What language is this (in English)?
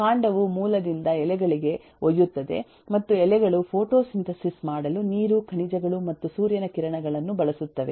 Kannada